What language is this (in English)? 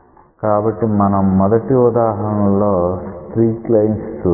Telugu